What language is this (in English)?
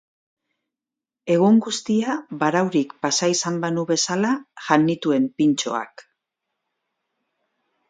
Basque